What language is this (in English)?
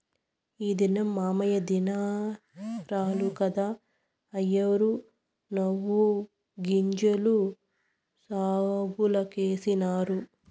Telugu